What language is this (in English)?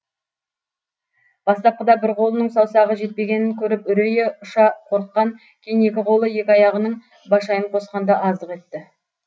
Kazakh